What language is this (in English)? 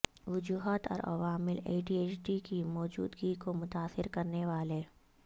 Urdu